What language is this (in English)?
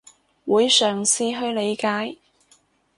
Cantonese